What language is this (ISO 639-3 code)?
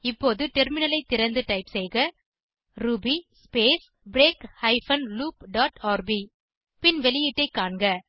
tam